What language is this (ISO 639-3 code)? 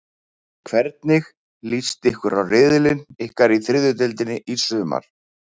isl